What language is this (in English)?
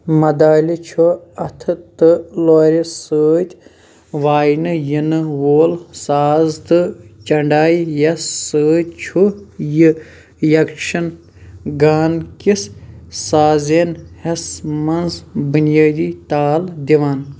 Kashmiri